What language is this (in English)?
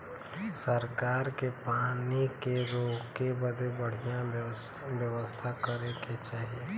Bhojpuri